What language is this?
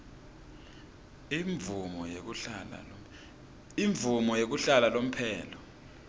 Swati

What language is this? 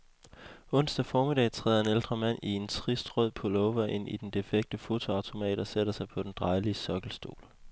Danish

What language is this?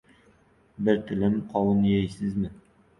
Uzbek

